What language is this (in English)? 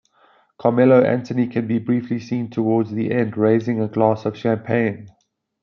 English